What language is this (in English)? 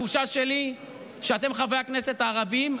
Hebrew